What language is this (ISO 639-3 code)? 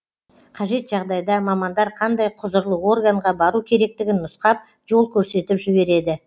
kaz